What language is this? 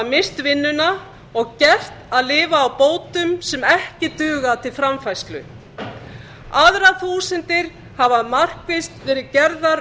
Icelandic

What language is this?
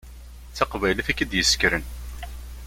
Kabyle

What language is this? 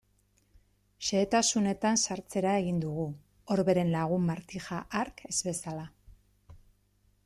Basque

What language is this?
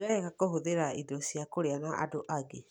Kikuyu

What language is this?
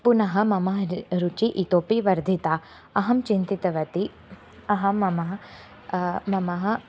Sanskrit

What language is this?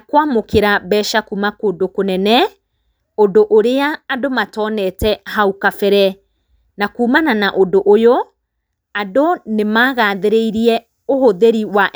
Kikuyu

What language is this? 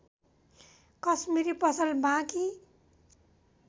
Nepali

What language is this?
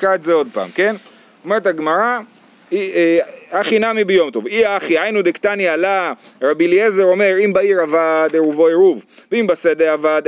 Hebrew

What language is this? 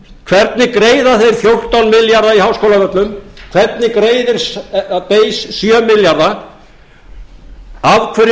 Icelandic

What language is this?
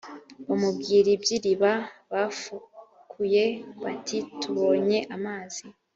Kinyarwanda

